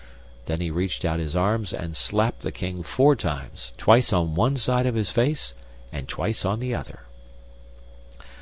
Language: English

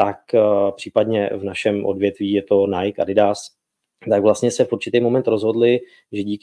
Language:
Czech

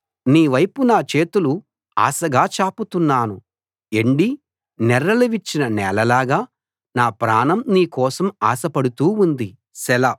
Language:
Telugu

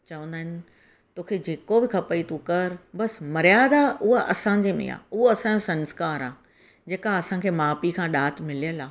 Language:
Sindhi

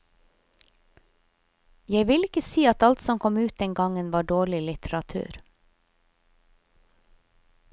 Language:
Norwegian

